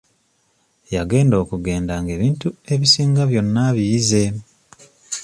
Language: Ganda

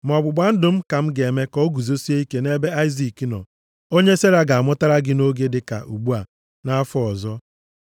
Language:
Igbo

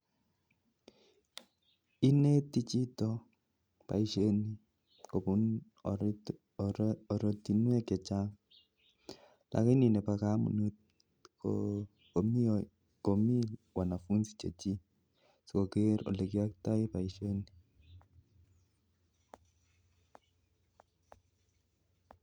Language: Kalenjin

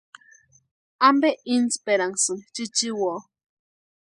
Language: Western Highland Purepecha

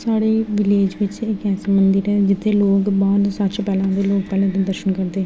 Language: Dogri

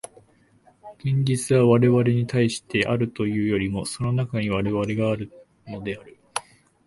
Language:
Japanese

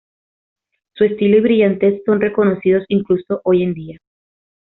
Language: Spanish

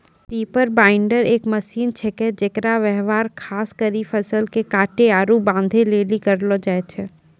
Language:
Maithili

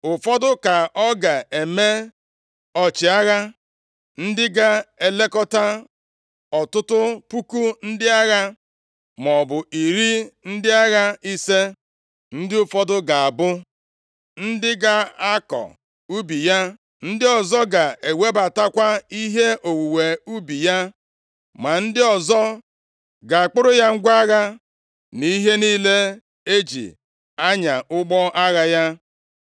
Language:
Igbo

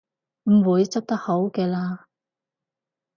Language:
Cantonese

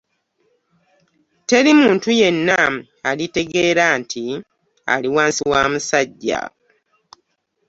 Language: Ganda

